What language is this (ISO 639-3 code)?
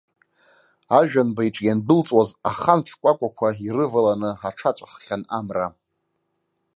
abk